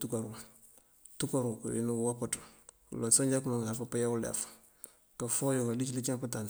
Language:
Mandjak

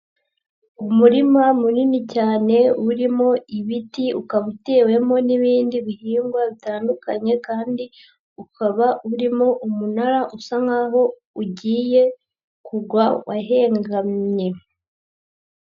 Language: Kinyarwanda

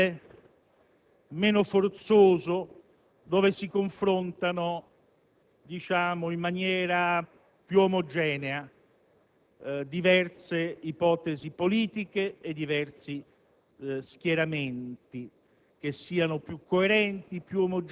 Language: Italian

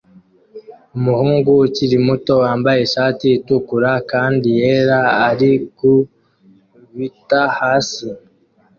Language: Kinyarwanda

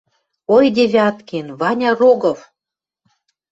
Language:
Western Mari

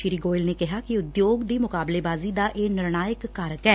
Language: Punjabi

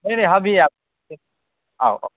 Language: Maithili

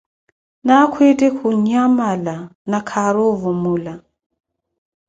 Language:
Koti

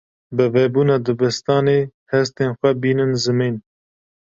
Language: Kurdish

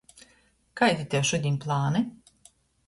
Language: Latgalian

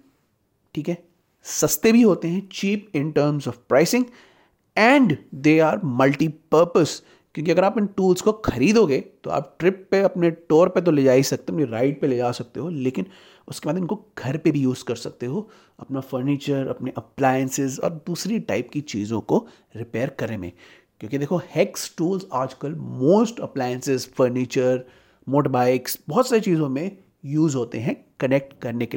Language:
Hindi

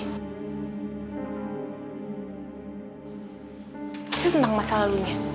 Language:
Indonesian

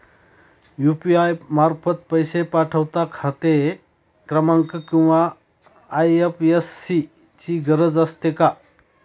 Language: Marathi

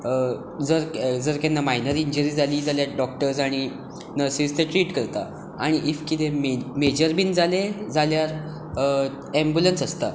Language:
Konkani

